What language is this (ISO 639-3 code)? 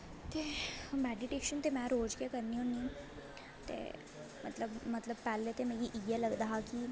doi